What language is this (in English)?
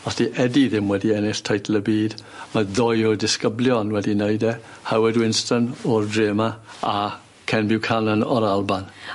Welsh